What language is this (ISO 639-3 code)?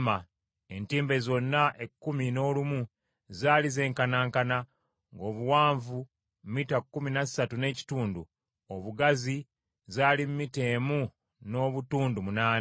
lug